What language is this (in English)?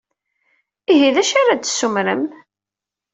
Kabyle